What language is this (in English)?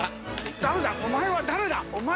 Japanese